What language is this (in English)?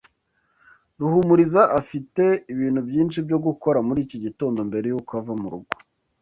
Kinyarwanda